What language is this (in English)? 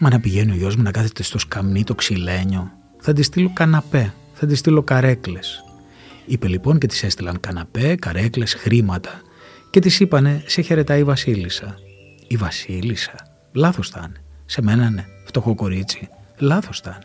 Greek